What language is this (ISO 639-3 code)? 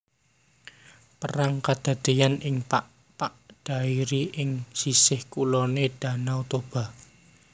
jav